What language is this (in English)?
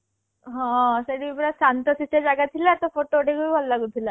Odia